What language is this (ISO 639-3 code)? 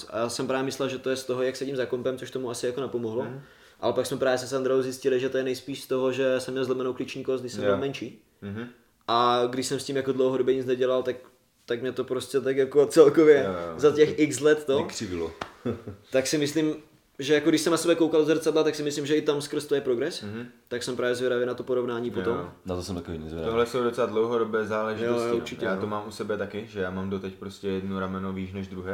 ces